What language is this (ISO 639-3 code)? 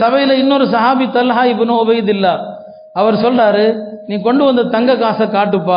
ara